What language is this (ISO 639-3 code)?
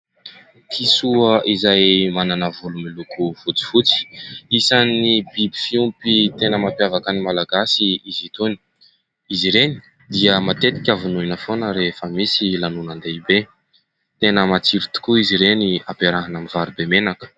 mlg